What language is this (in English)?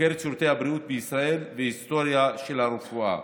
Hebrew